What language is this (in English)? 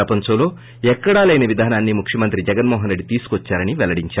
Telugu